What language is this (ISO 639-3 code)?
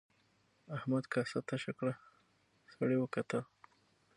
pus